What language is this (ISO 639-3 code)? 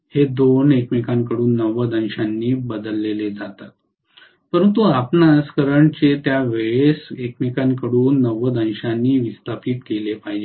mar